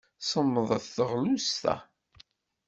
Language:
Kabyle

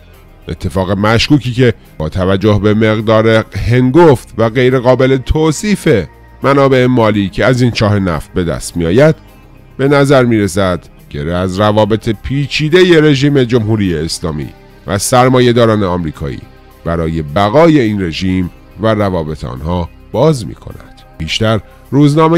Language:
Persian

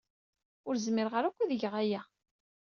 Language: Kabyle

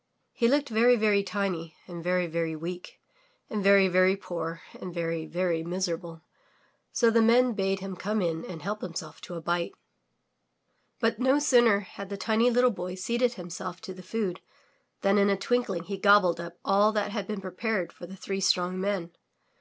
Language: English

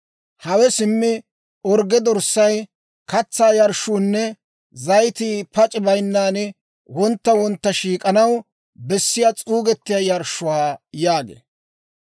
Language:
Dawro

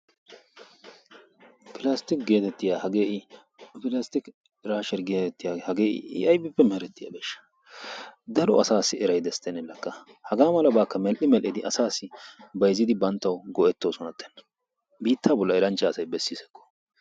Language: Wolaytta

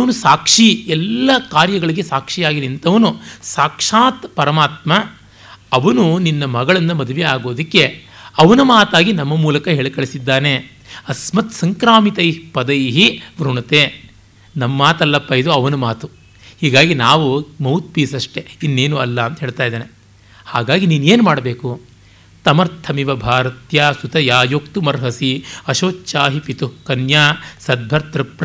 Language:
Kannada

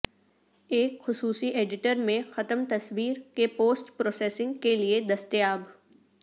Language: Urdu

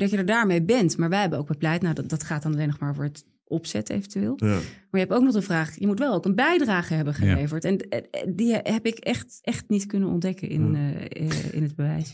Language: Dutch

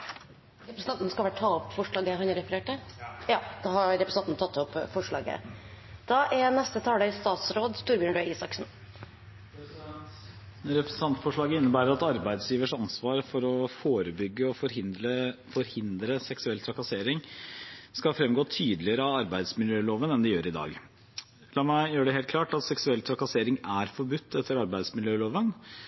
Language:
Norwegian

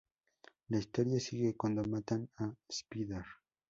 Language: Spanish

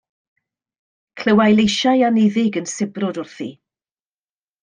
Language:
Welsh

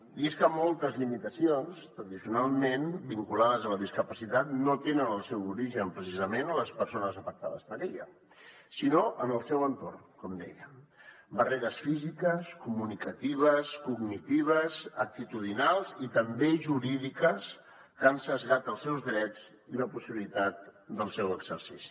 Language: Catalan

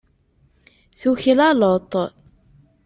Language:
Kabyle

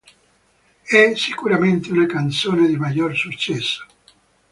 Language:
Italian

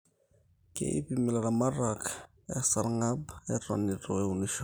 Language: Masai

